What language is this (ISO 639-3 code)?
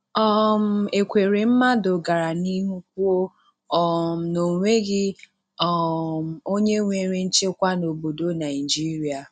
ibo